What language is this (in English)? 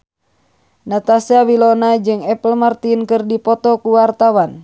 Sundanese